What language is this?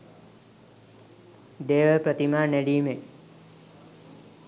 Sinhala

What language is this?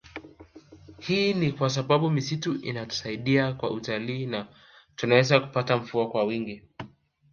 Swahili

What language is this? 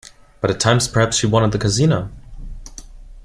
English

